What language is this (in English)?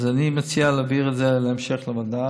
Hebrew